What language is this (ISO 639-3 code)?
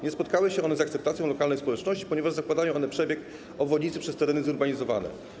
pol